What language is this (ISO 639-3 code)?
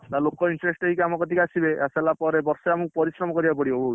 ori